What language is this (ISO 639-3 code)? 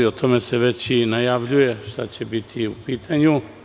srp